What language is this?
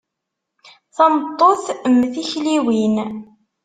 Kabyle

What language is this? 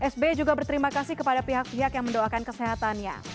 Indonesian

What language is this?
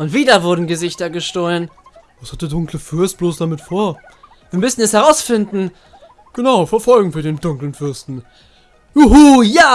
German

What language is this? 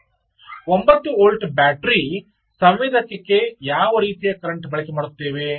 Kannada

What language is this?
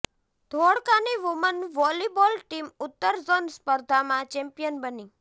Gujarati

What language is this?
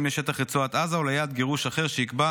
Hebrew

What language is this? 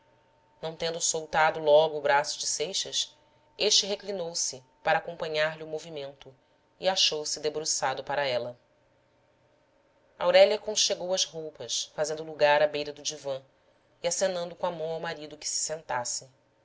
Portuguese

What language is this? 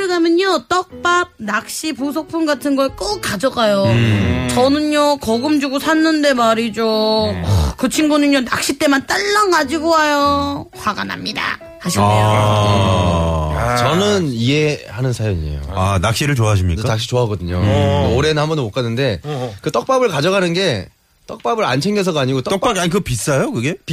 Korean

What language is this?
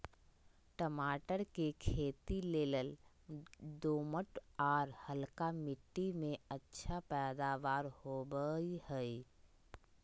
Magahi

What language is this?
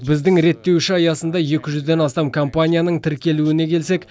Kazakh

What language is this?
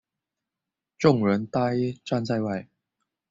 Chinese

